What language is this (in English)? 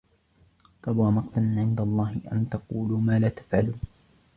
Arabic